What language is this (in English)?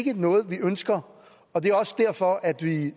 Danish